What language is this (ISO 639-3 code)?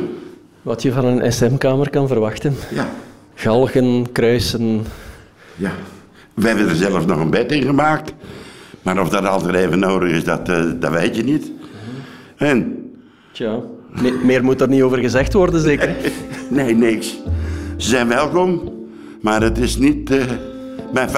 nld